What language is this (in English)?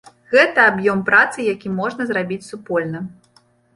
Belarusian